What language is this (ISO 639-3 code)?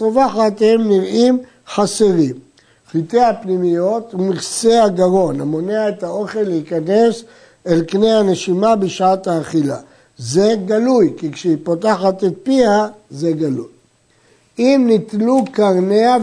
heb